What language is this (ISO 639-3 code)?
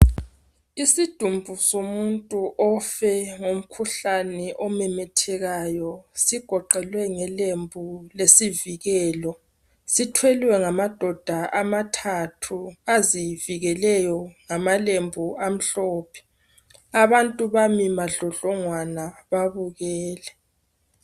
nde